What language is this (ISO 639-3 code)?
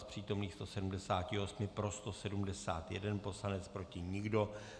ces